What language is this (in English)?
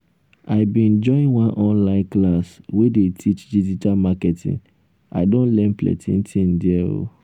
Nigerian Pidgin